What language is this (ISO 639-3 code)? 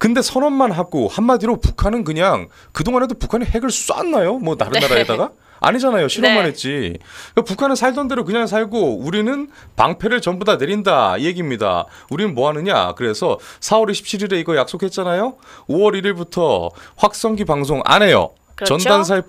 kor